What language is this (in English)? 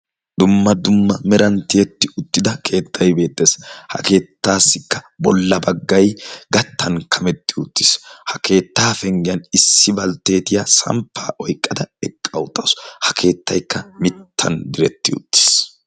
Wolaytta